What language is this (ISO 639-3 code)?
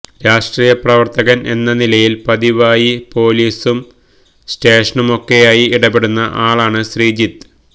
mal